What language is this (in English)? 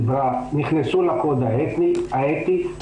Hebrew